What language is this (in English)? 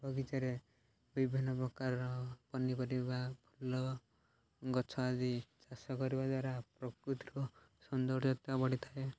Odia